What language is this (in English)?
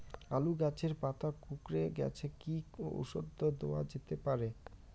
Bangla